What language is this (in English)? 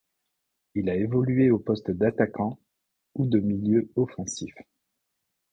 French